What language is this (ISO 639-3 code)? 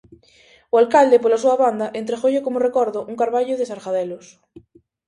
glg